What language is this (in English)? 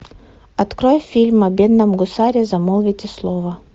Russian